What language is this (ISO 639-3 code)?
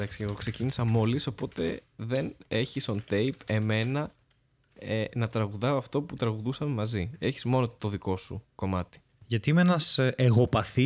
ell